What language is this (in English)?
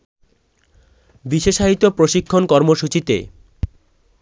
Bangla